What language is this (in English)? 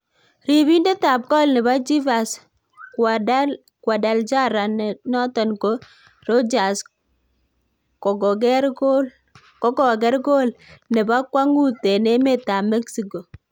Kalenjin